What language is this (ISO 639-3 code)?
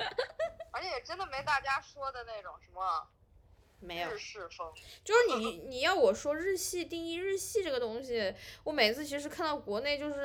zho